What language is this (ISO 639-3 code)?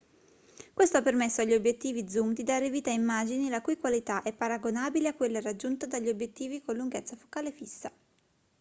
ita